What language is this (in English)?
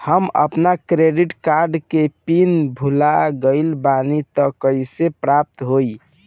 Bhojpuri